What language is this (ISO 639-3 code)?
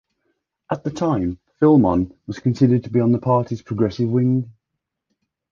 eng